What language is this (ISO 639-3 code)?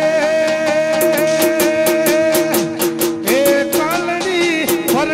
guj